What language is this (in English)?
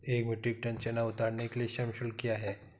Hindi